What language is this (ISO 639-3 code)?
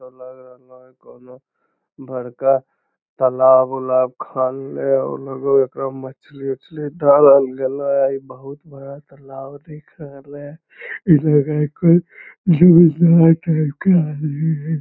mag